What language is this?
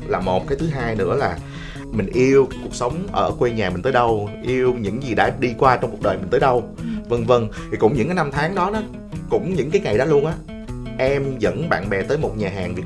Vietnamese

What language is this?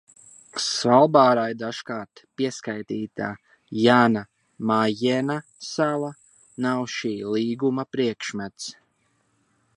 Latvian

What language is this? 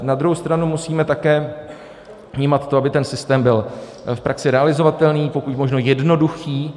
Czech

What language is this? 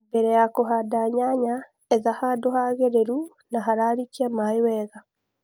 Kikuyu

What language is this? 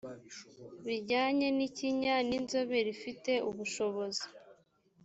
Kinyarwanda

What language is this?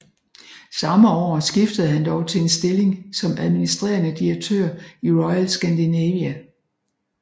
Danish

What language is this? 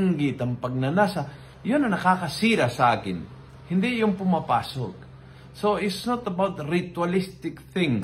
Filipino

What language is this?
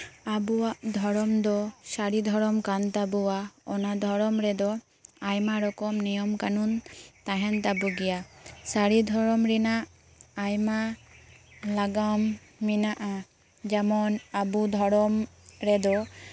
Santali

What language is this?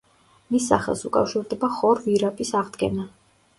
Georgian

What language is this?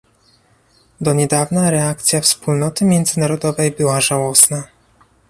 Polish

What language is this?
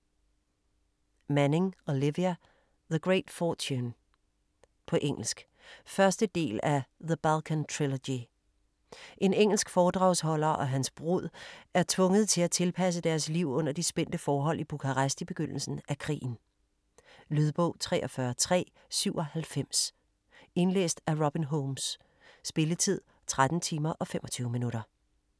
Danish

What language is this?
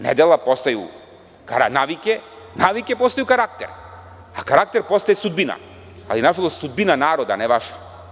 Serbian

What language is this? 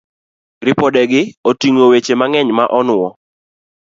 Luo (Kenya and Tanzania)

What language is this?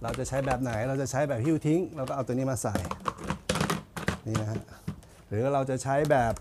Thai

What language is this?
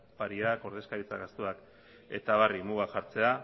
Basque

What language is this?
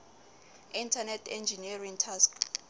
Southern Sotho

